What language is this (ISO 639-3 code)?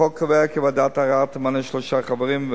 heb